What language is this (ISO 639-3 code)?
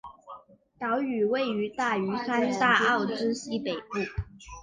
zho